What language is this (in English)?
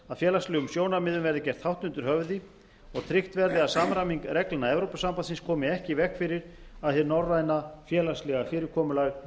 Icelandic